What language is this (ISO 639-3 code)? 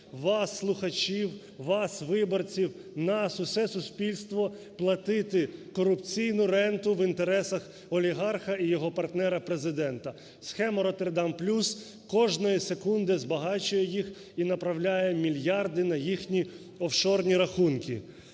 ukr